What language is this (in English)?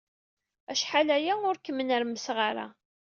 Kabyle